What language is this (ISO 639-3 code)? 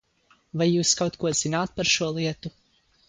lav